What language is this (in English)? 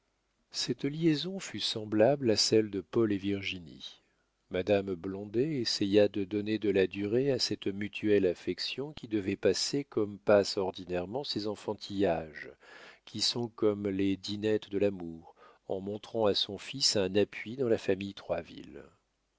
French